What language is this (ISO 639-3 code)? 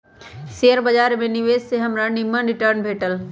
mag